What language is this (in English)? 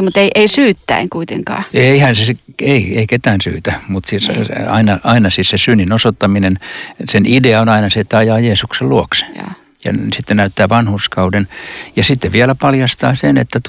Finnish